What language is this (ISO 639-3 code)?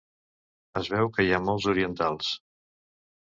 cat